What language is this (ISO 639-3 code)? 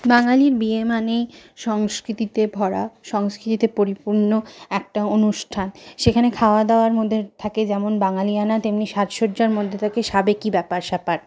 ben